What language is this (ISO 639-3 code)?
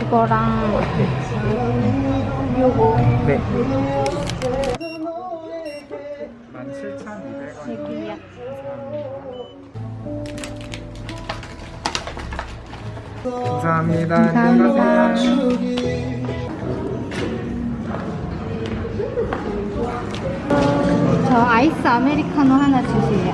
kor